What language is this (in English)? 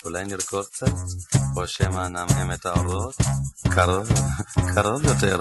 Hebrew